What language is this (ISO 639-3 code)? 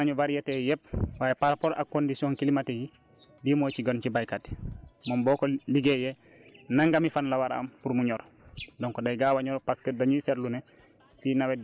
wol